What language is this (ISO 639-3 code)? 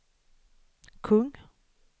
swe